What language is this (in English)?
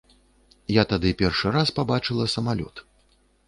Belarusian